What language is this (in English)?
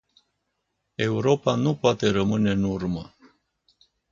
Romanian